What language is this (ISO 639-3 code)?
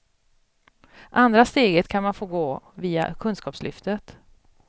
swe